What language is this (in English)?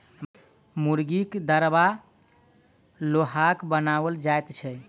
Maithili